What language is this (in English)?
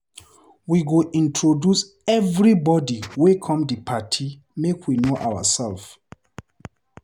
Nigerian Pidgin